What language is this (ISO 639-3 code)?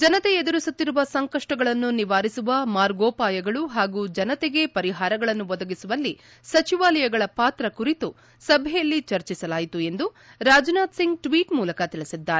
kan